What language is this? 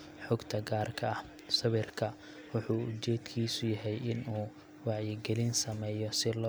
Somali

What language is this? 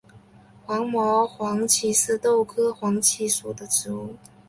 Chinese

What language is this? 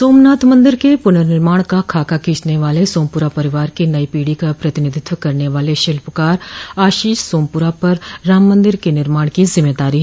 Hindi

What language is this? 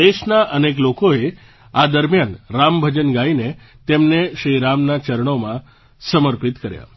Gujarati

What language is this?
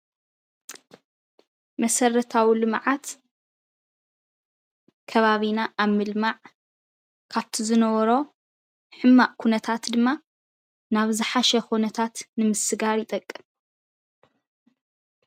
Tigrinya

